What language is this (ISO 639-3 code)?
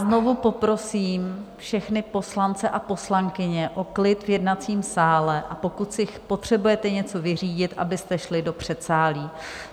ces